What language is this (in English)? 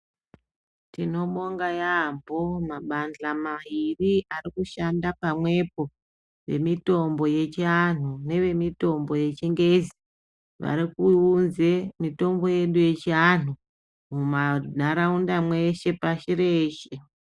Ndau